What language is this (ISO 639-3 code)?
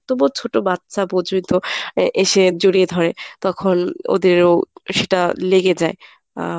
ben